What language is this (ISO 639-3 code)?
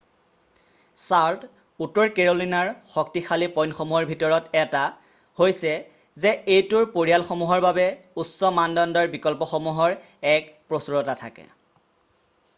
asm